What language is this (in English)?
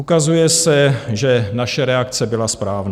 Czech